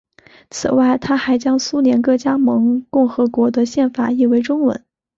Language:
Chinese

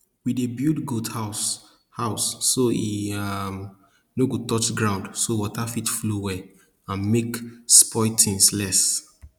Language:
Nigerian Pidgin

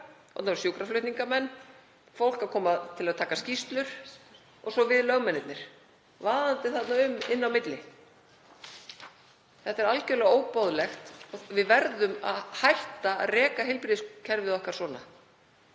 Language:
Icelandic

